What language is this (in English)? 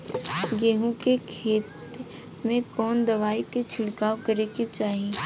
Bhojpuri